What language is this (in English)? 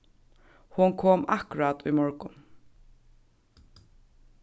Faroese